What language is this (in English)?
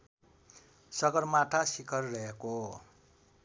Nepali